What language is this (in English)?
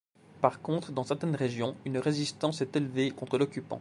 French